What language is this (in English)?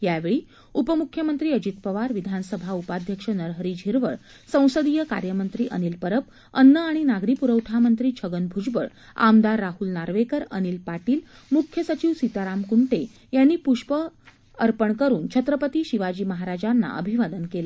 Marathi